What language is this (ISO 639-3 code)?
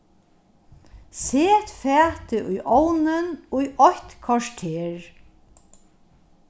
fao